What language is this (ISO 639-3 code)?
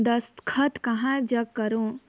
hne